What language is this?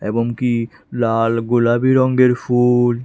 Bangla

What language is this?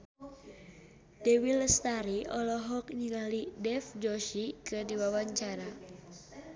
Sundanese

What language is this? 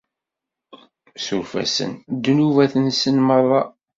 Kabyle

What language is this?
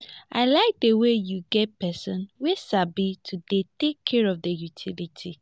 Nigerian Pidgin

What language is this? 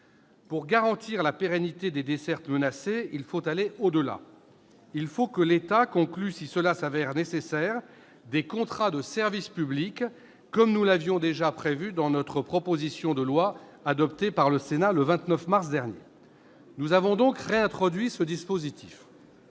French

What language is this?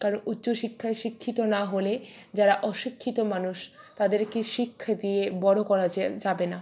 Bangla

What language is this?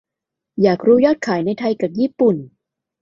Thai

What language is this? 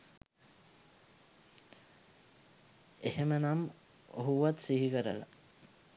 Sinhala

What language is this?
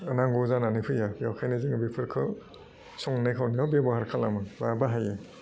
Bodo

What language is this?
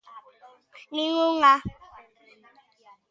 Galician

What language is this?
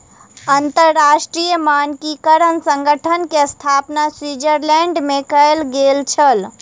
Maithili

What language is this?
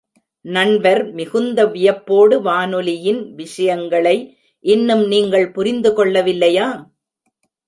Tamil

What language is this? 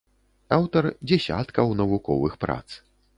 Belarusian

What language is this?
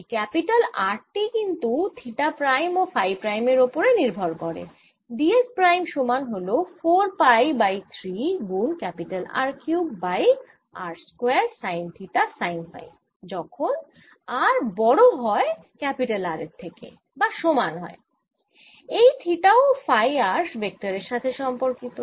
Bangla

